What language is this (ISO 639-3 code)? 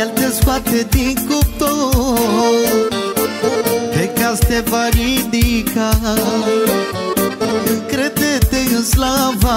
ron